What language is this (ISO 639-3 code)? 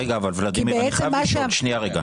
heb